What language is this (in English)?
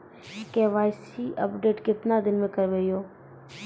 Maithili